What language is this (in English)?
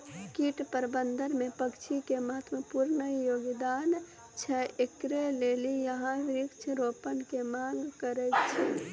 Maithili